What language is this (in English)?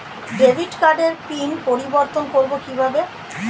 Bangla